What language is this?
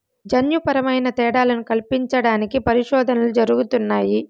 Telugu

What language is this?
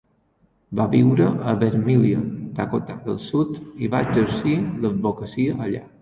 Catalan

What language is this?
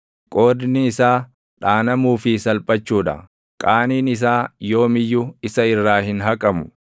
Oromo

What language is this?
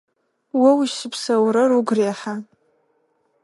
Adyghe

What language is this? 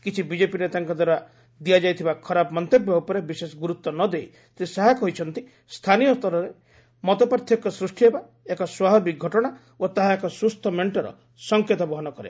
Odia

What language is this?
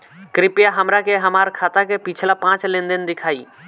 Bhojpuri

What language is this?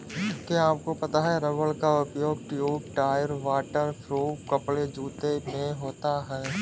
Hindi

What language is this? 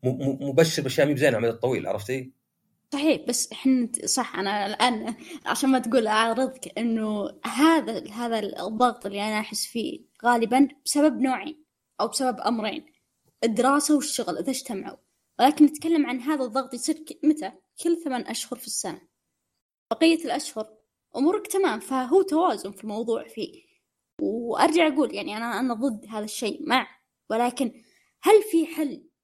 Arabic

